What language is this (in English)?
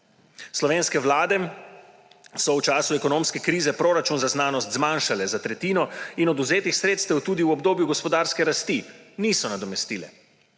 Slovenian